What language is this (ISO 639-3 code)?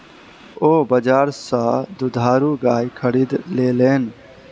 mai